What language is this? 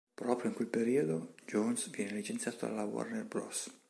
Italian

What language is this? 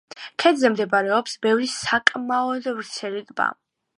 Georgian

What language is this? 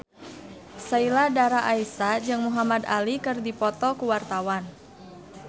Sundanese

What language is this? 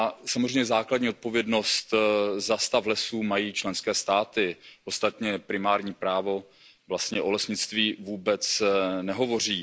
Czech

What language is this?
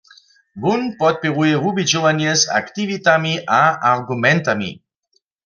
Upper Sorbian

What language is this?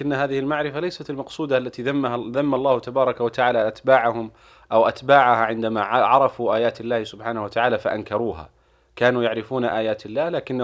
Arabic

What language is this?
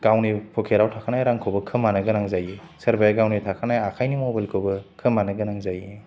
Bodo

